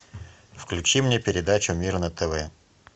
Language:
Russian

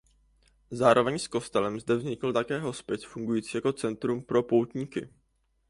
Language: Czech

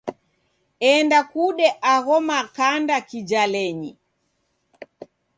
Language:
Taita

